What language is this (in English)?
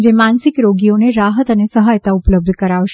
Gujarati